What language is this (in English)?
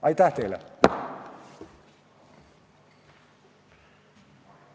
Estonian